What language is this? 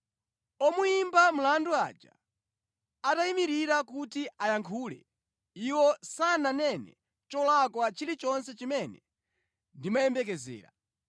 Nyanja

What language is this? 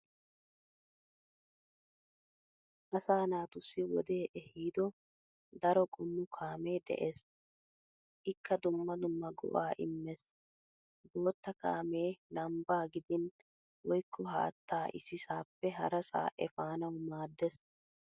Wolaytta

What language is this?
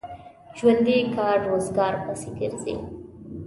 Pashto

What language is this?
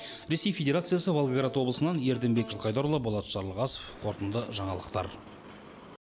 Kazakh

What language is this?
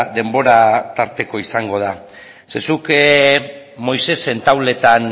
Basque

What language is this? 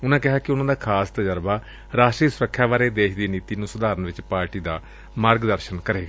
Punjabi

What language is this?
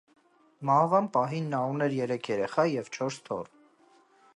Armenian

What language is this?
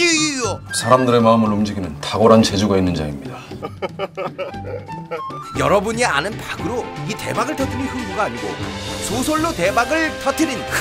Korean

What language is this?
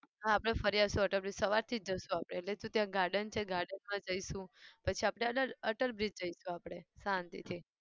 Gujarati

